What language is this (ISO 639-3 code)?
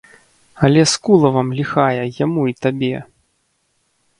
bel